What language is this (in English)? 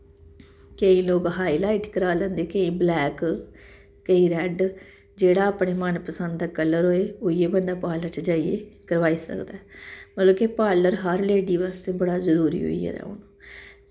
Dogri